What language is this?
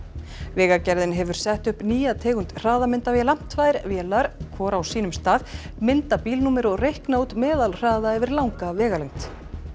Icelandic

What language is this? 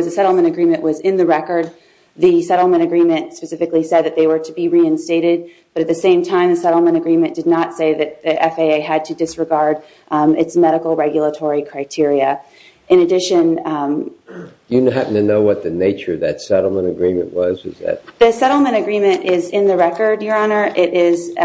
English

